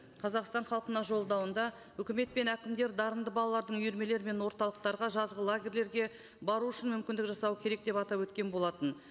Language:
Kazakh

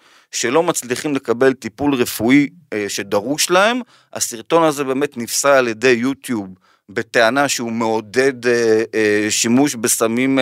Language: Hebrew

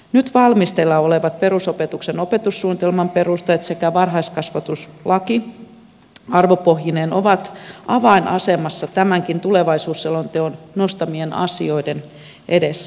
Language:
Finnish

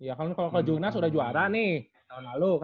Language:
Indonesian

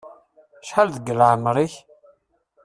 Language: Kabyle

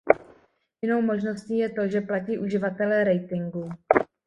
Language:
Czech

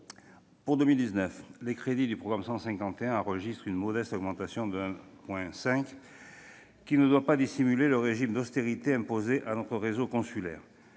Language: French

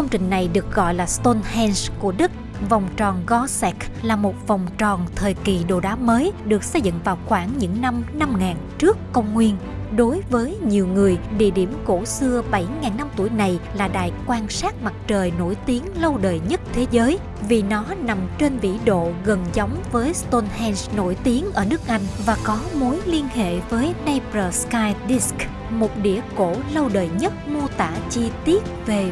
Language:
Vietnamese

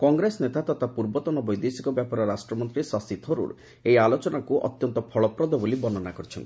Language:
Odia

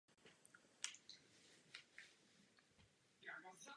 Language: Czech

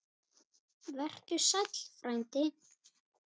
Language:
Icelandic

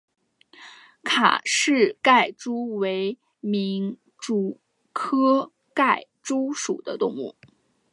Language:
Chinese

